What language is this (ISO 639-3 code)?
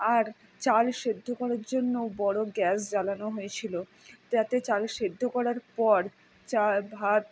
ben